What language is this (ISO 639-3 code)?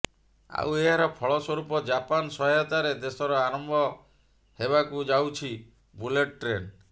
ori